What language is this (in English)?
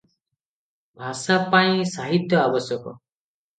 Odia